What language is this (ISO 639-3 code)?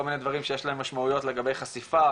heb